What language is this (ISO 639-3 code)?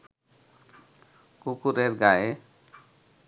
ben